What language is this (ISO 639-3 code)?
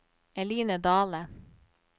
nor